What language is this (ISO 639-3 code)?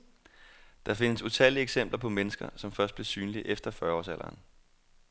dan